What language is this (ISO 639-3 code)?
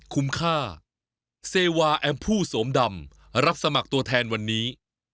tha